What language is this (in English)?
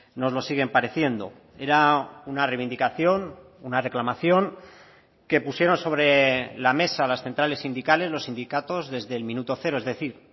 Spanish